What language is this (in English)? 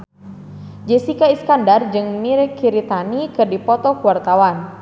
Sundanese